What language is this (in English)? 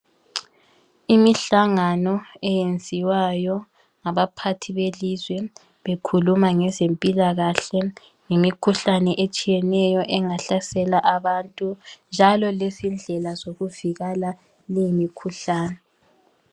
North Ndebele